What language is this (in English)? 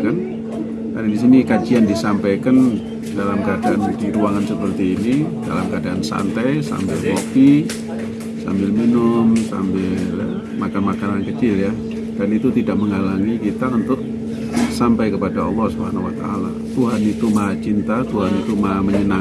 Indonesian